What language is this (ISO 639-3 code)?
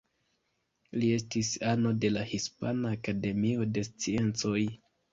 epo